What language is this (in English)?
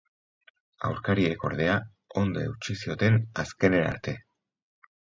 Basque